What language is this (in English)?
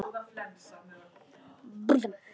Icelandic